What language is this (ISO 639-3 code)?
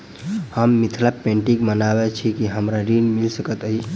mai